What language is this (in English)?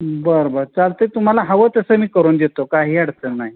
Marathi